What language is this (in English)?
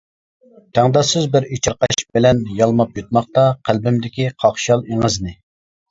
Uyghur